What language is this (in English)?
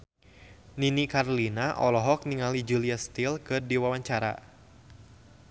Sundanese